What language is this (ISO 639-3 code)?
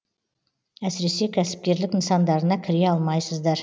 kaz